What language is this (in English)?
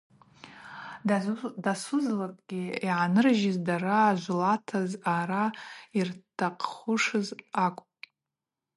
Abaza